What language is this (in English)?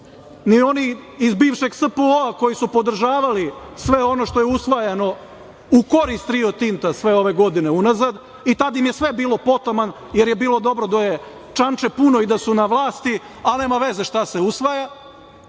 Serbian